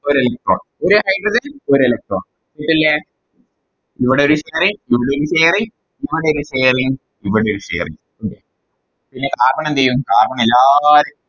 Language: Malayalam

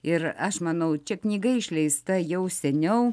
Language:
Lithuanian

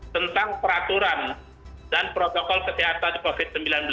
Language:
Indonesian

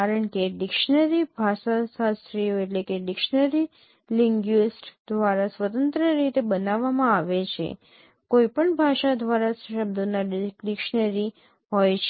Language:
Gujarati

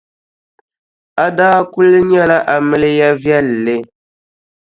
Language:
Dagbani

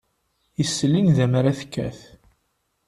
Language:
Kabyle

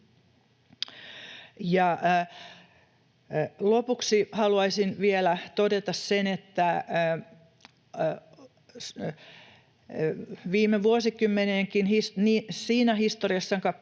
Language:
Finnish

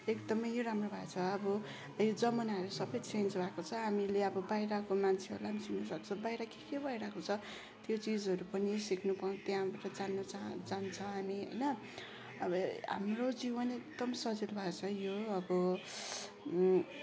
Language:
Nepali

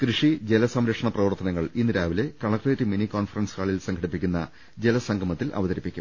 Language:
Malayalam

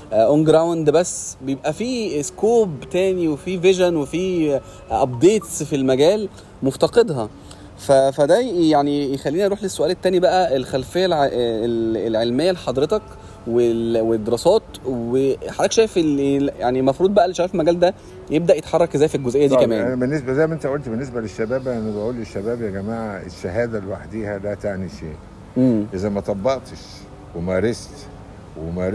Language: Arabic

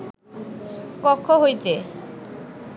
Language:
Bangla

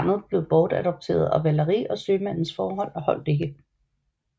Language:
Danish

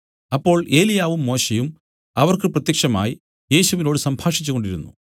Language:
Malayalam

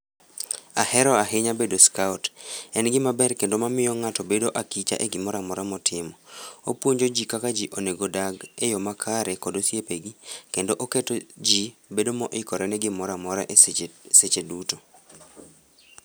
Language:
Luo (Kenya and Tanzania)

